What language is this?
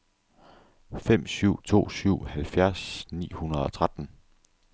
Danish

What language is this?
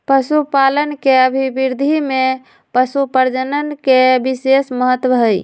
Magahi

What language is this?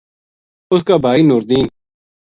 Gujari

